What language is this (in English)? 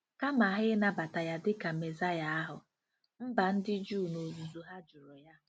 Igbo